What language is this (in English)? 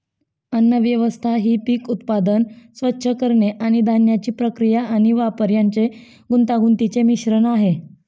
Marathi